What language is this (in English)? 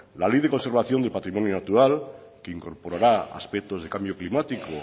Spanish